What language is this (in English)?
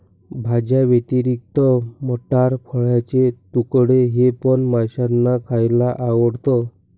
Marathi